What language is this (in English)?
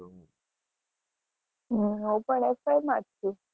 Gujarati